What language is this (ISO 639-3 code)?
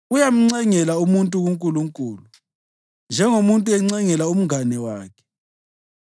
nde